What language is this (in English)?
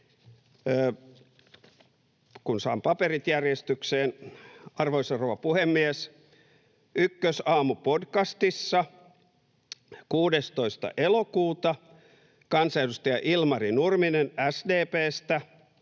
Finnish